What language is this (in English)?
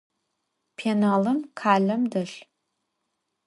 Adyghe